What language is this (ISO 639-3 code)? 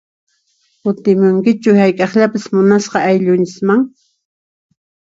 qxp